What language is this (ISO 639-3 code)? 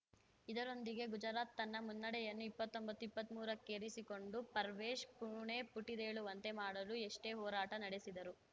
kan